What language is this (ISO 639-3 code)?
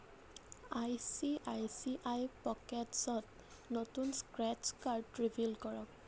asm